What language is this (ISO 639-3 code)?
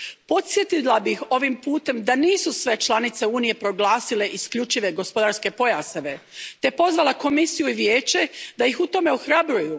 hrv